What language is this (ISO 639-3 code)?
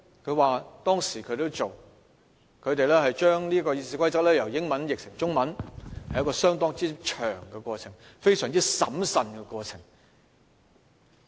yue